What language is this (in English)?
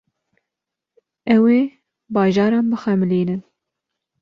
Kurdish